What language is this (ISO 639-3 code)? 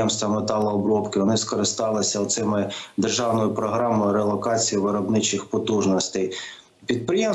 ukr